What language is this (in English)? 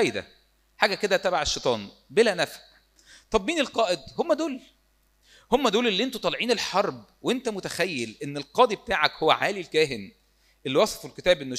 Arabic